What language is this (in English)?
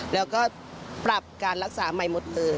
Thai